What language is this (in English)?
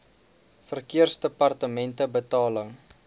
Afrikaans